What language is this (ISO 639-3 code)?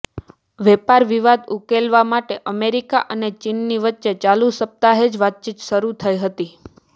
guj